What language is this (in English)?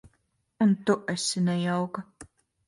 Latvian